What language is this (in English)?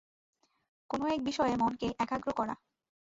Bangla